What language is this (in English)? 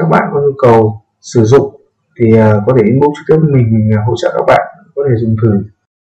Vietnamese